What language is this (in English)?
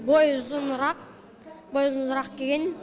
Kazakh